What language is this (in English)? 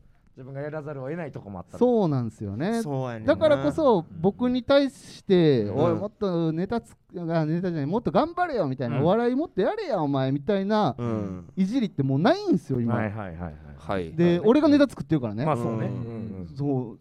Japanese